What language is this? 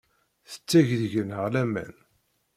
Kabyle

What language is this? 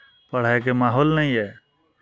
Maithili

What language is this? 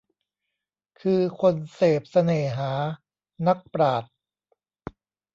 Thai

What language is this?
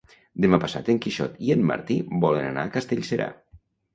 Catalan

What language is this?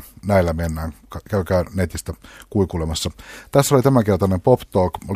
Finnish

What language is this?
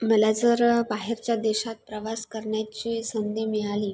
Marathi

